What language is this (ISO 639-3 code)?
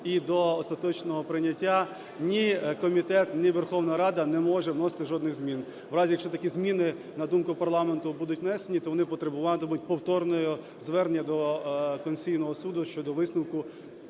ukr